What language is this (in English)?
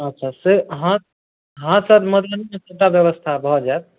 Maithili